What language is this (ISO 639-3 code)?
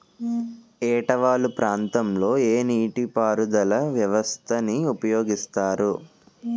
tel